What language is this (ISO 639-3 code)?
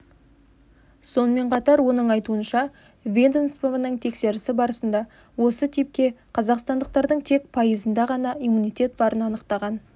kaz